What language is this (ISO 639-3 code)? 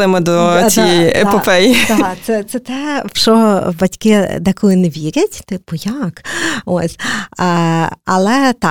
ukr